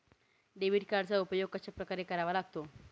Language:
Marathi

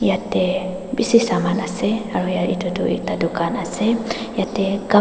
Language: Naga Pidgin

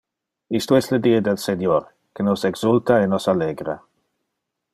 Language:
Interlingua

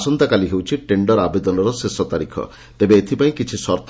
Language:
Odia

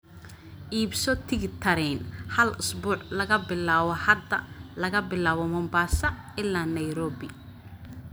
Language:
Somali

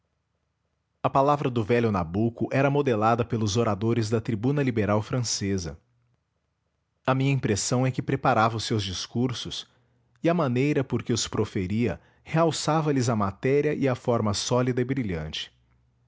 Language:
Portuguese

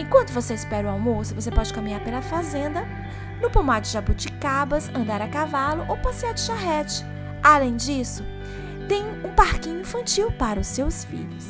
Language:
Portuguese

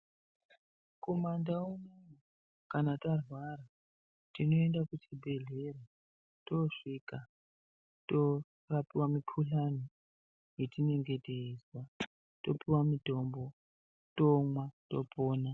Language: Ndau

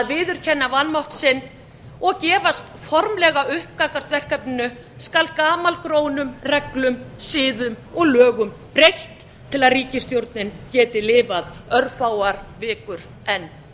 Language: Icelandic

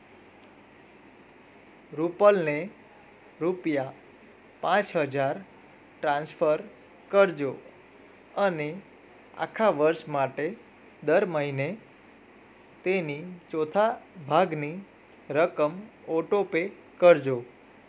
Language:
Gujarati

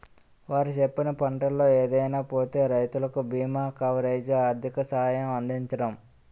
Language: Telugu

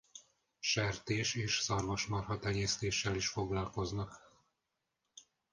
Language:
Hungarian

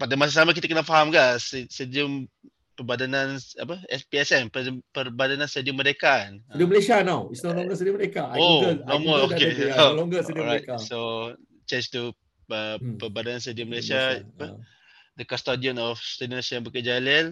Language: Malay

